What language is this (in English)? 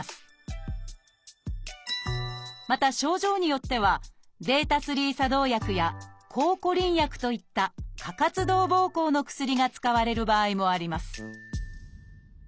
Japanese